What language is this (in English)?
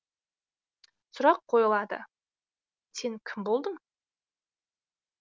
Kazakh